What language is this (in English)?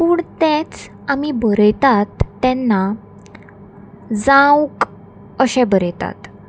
Konkani